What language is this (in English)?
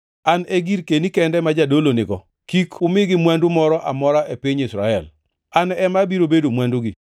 Luo (Kenya and Tanzania)